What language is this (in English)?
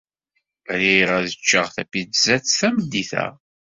Kabyle